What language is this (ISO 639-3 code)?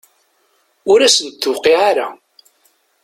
kab